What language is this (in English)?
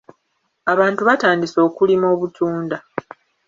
Ganda